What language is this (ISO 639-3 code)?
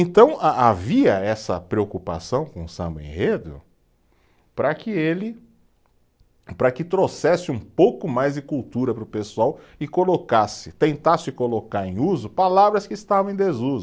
por